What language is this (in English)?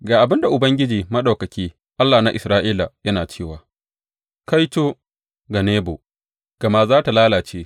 Hausa